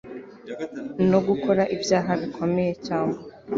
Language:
Kinyarwanda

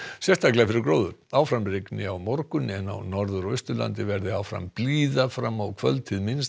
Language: Icelandic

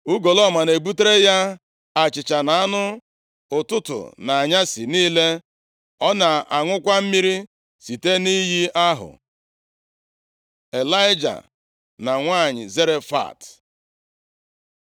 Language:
Igbo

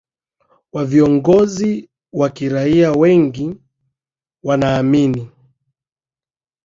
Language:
Swahili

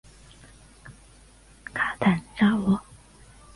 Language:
Chinese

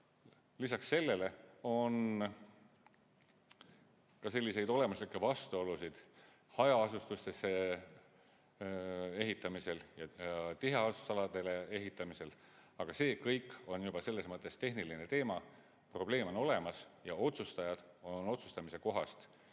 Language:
Estonian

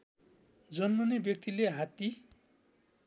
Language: Nepali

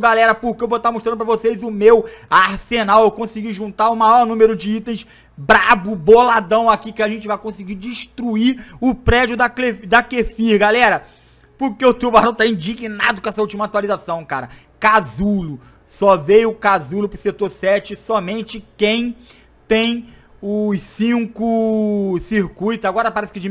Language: Portuguese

